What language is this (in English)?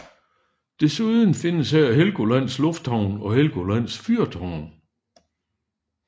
Danish